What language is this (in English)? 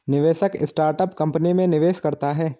Hindi